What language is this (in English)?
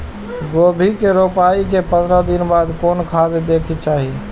Maithili